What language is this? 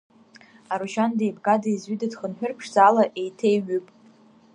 Abkhazian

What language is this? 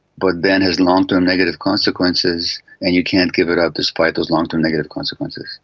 English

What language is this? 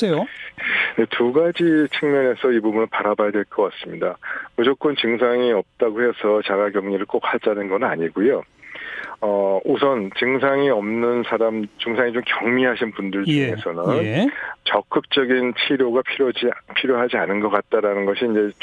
Korean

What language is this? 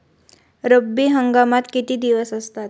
Marathi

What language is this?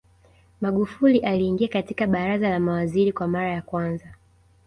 Swahili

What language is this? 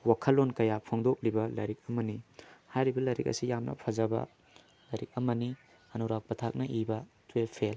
Manipuri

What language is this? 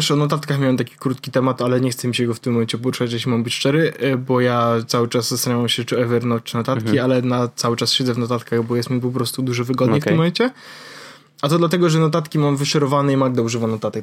Polish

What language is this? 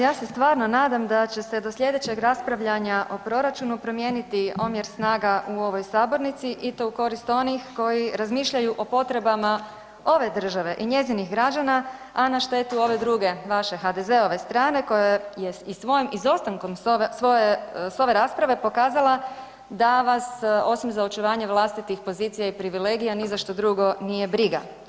Croatian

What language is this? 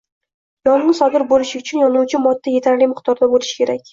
Uzbek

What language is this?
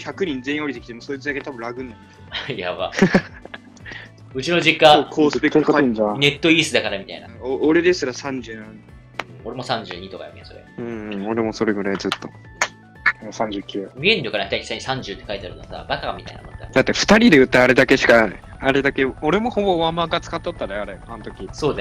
Japanese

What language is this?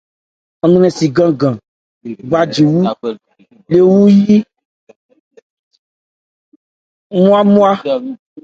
Ebrié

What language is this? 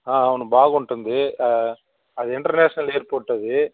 Telugu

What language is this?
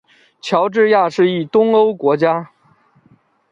Chinese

